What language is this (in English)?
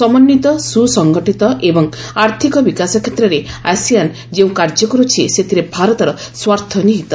Odia